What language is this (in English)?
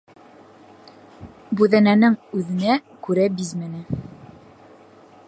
Bashkir